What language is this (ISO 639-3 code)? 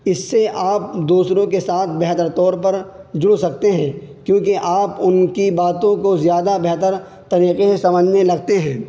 urd